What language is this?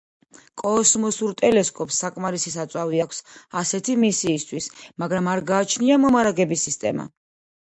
Georgian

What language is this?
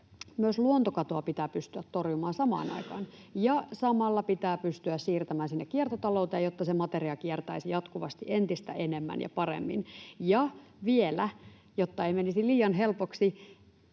Finnish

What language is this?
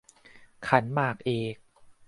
Thai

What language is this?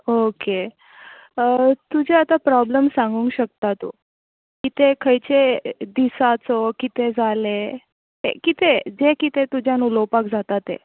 Konkani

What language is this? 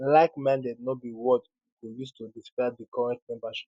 Nigerian Pidgin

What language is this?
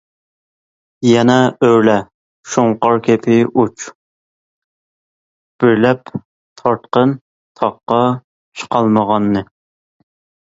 Uyghur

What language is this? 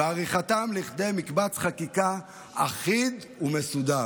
Hebrew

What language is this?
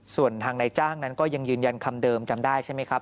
Thai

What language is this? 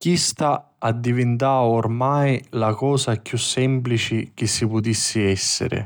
Sicilian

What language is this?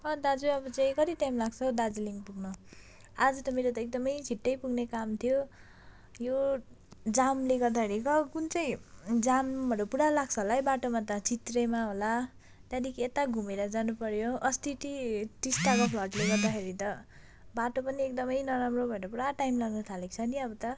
Nepali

